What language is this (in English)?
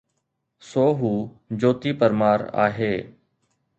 Sindhi